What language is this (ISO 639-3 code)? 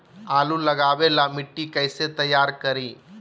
mag